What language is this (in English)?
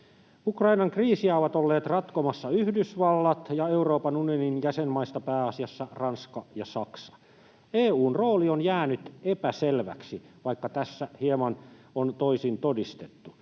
Finnish